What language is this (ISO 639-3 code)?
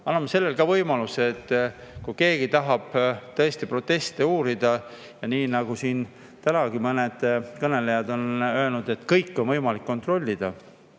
est